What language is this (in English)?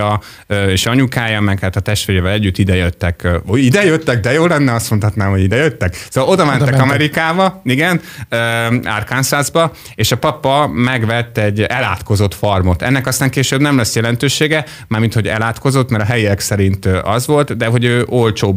Hungarian